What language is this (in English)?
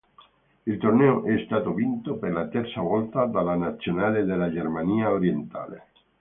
Italian